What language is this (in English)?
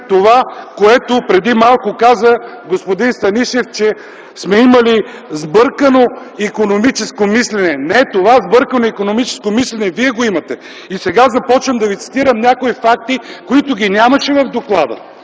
Bulgarian